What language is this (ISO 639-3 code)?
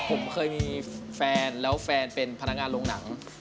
tha